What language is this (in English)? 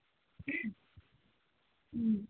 Manipuri